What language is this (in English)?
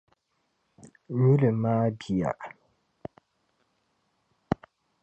Dagbani